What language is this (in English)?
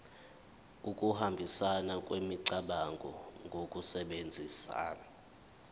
Zulu